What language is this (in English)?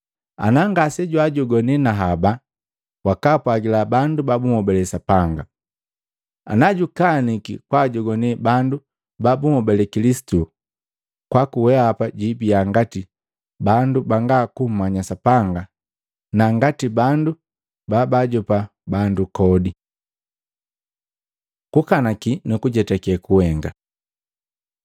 Matengo